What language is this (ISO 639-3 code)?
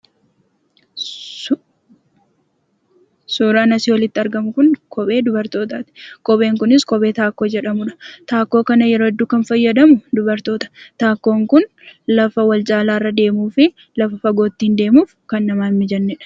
orm